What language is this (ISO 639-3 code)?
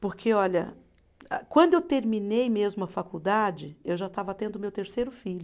por